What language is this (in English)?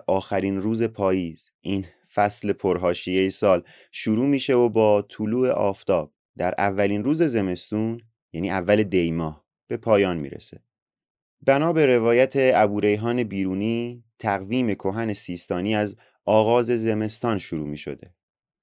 Persian